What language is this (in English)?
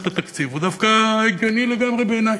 Hebrew